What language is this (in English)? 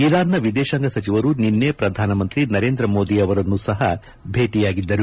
Kannada